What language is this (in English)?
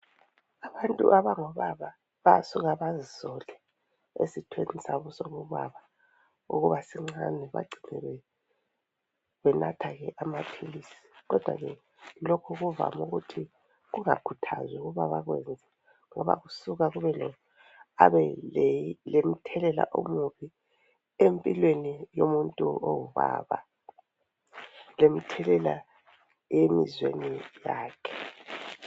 North Ndebele